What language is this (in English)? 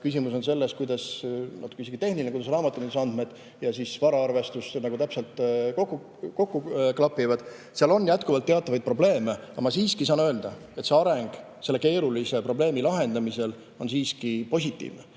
Estonian